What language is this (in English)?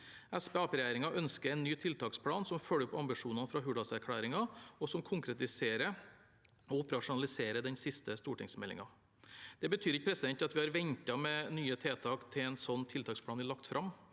Norwegian